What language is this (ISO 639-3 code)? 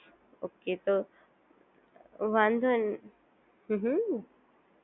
guj